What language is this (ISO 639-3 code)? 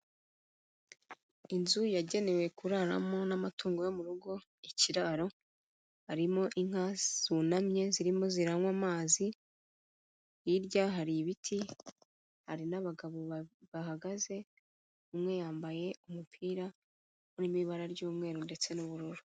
kin